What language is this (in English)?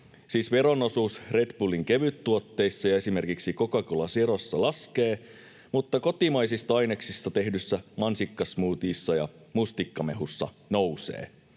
Finnish